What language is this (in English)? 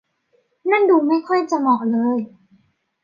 Thai